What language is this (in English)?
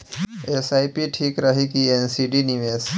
Bhojpuri